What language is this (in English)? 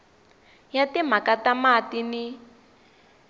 Tsonga